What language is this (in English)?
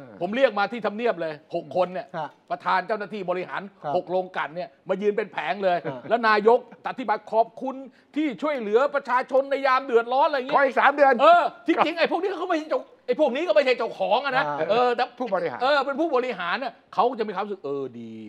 Thai